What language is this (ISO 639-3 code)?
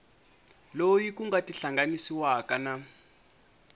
tso